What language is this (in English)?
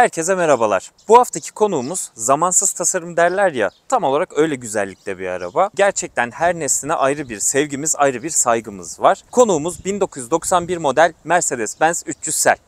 Turkish